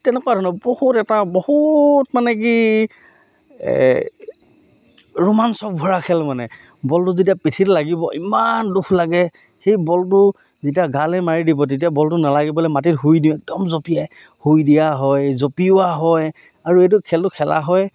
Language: Assamese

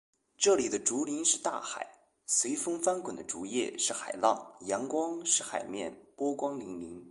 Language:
Chinese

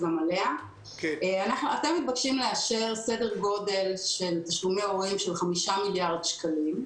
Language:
Hebrew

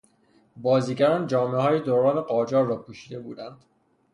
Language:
Persian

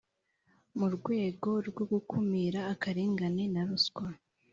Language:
Kinyarwanda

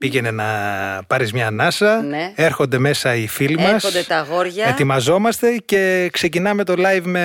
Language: Greek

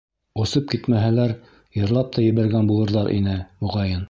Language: Bashkir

